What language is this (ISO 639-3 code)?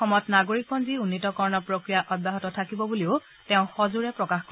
asm